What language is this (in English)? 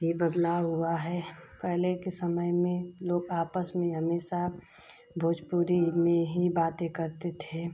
Hindi